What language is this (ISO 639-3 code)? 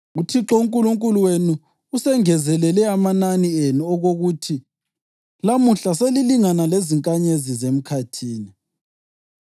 nde